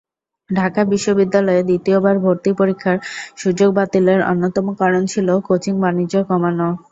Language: Bangla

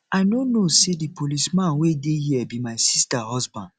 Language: Nigerian Pidgin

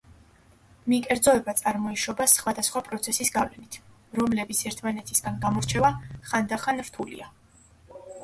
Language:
Georgian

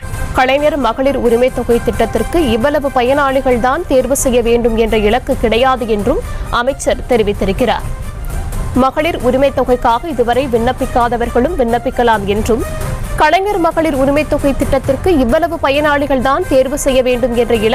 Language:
Arabic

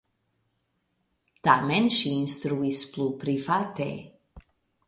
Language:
Esperanto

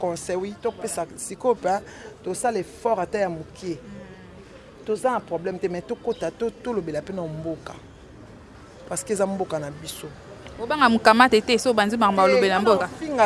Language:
French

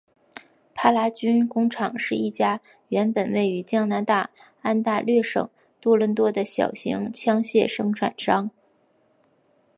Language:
Chinese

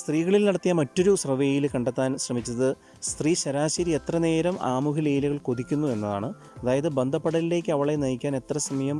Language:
Malayalam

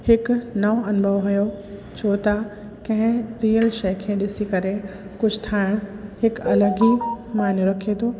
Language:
Sindhi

